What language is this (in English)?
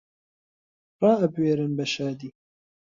Central Kurdish